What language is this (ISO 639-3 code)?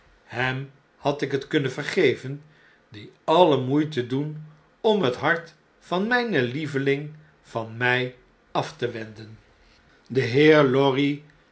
nld